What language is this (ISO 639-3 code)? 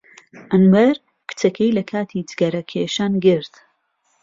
ckb